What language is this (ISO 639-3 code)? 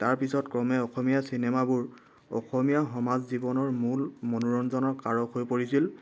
asm